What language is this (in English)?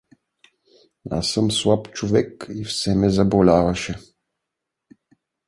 Bulgarian